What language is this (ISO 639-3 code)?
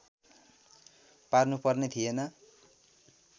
nep